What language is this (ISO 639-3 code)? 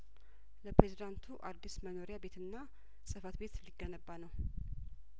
amh